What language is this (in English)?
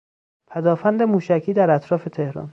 Persian